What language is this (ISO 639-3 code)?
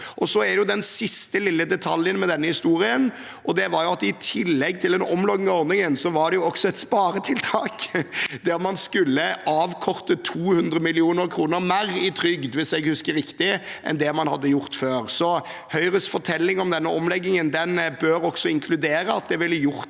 nor